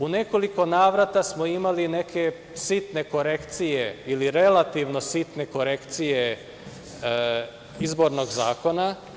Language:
Serbian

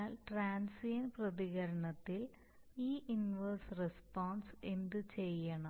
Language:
Malayalam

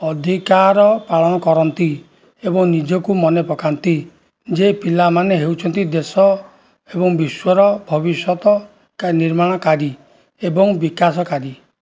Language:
Odia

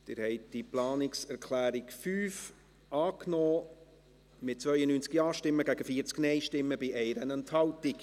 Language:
Swiss German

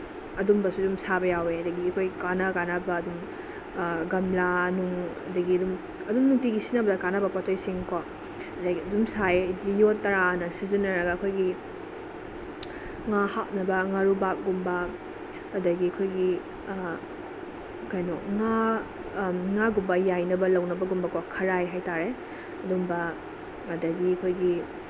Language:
Manipuri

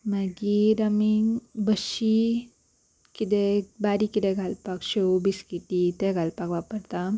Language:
Konkani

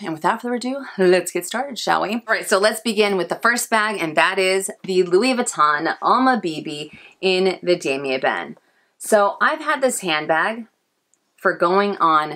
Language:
English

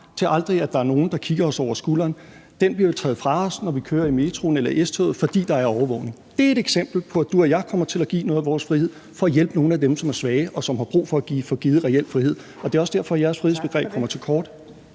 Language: Danish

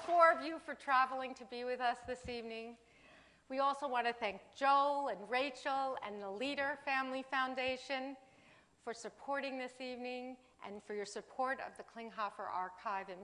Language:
English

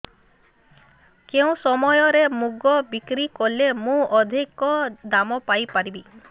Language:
Odia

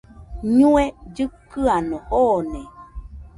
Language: Nüpode Huitoto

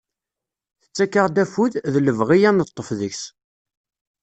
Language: Kabyle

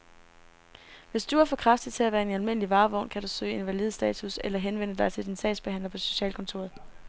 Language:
Danish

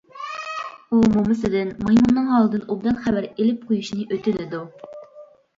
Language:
Uyghur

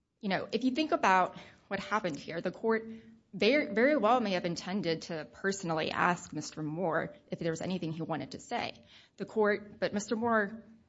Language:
English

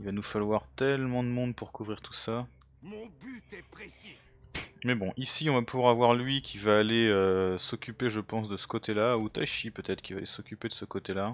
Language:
French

